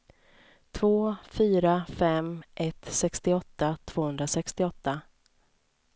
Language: Swedish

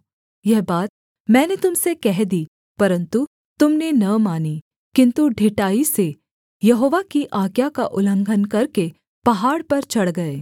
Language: Hindi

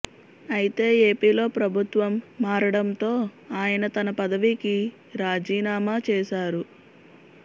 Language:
Telugu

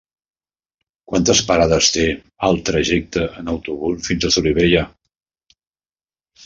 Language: Catalan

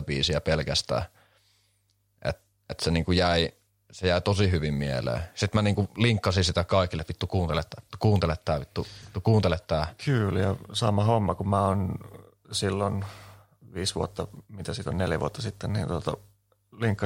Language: Finnish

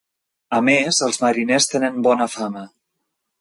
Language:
Catalan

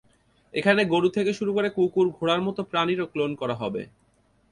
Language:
Bangla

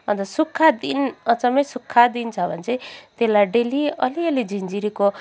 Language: Nepali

